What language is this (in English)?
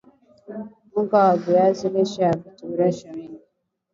Swahili